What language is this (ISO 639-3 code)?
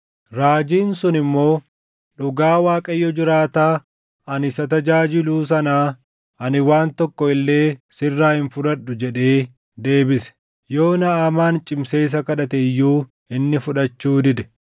orm